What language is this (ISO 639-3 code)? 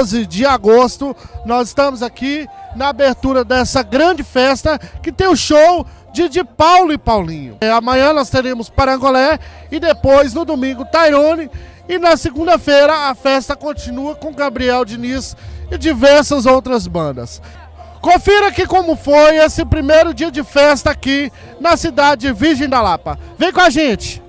por